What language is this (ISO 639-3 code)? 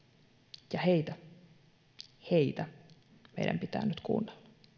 fin